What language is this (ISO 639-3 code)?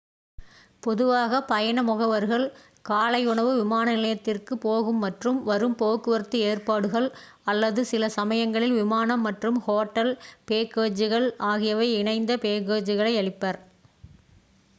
tam